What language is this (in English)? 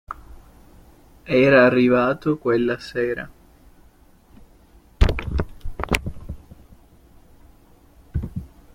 Italian